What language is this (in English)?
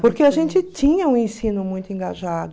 Portuguese